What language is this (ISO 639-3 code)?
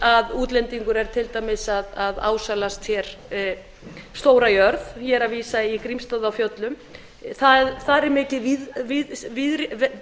isl